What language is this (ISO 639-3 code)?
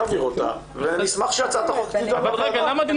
heb